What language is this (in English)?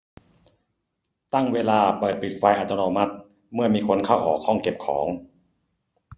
Thai